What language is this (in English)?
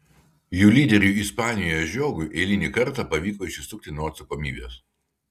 Lithuanian